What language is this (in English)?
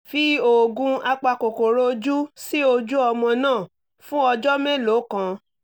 Yoruba